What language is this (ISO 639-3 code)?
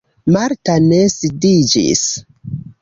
epo